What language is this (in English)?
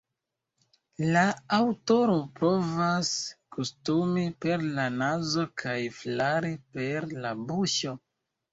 Esperanto